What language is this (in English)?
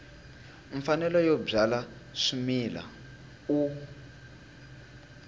Tsonga